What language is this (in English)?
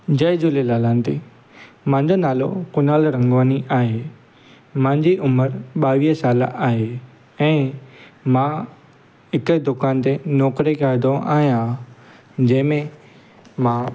Sindhi